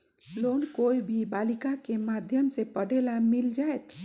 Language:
Magahi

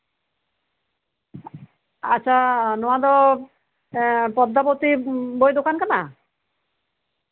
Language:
Santali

